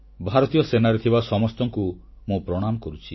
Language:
Odia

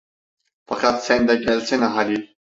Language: Turkish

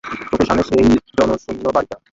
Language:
Bangla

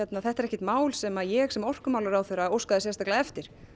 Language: Icelandic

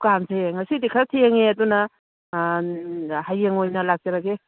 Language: Manipuri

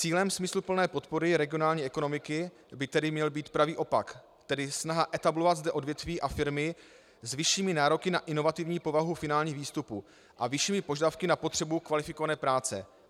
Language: Czech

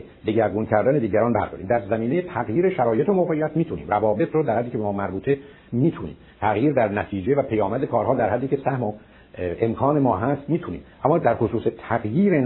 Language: Persian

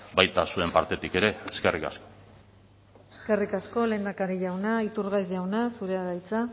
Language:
Basque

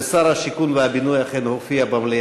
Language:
Hebrew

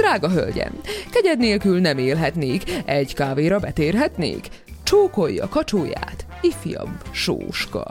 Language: Hungarian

